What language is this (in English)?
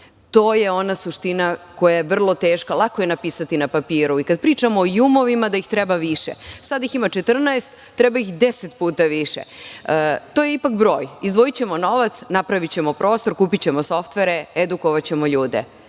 Serbian